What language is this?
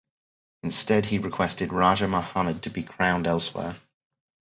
English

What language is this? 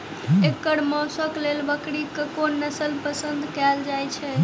Maithili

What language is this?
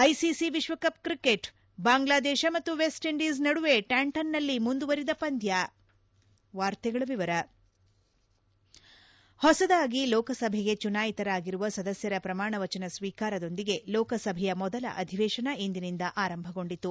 Kannada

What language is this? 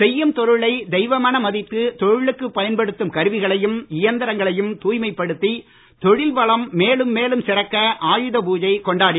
Tamil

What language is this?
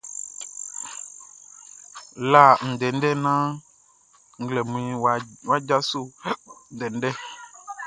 Baoulé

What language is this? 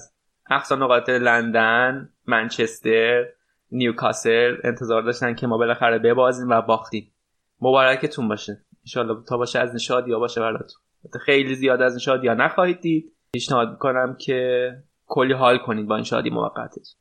Persian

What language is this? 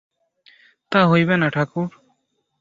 Bangla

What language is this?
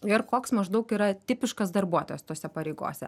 Lithuanian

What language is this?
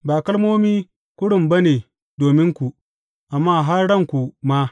Hausa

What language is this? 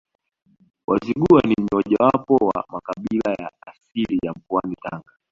Swahili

